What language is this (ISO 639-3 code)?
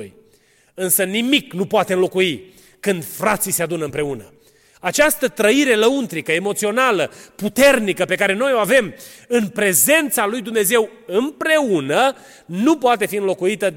ron